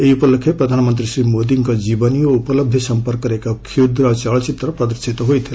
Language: Odia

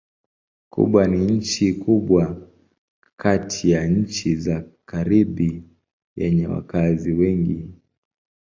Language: Swahili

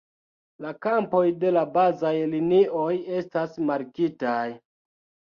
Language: Esperanto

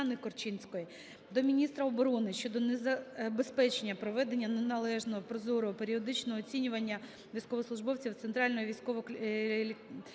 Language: Ukrainian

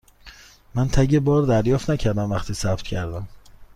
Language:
Persian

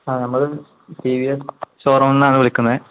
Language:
Malayalam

